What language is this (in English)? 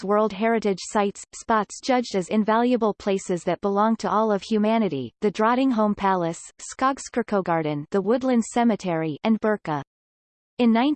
English